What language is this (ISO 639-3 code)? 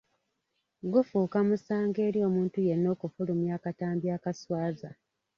lug